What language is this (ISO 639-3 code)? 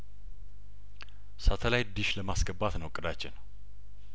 amh